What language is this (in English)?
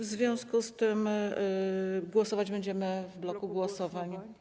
Polish